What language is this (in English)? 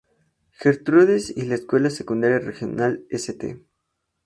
Spanish